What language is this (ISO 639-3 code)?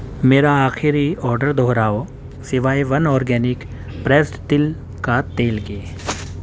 urd